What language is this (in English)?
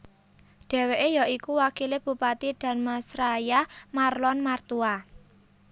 Javanese